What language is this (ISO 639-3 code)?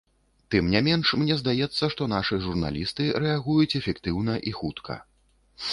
bel